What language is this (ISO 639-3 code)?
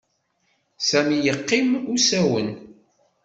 kab